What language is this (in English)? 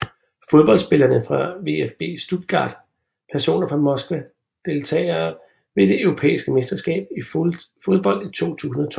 Danish